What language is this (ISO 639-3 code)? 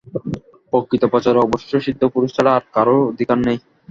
ben